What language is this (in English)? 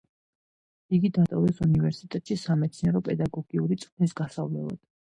Georgian